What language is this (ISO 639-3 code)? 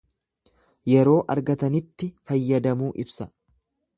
orm